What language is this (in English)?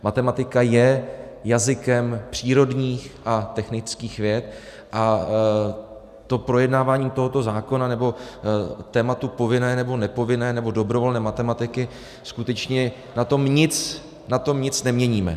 Czech